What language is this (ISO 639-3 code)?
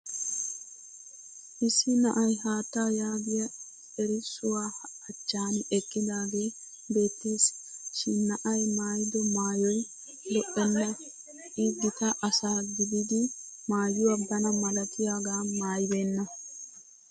wal